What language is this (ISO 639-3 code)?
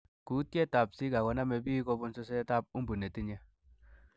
kln